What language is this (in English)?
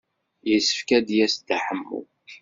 Kabyle